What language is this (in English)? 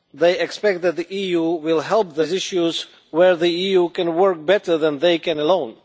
English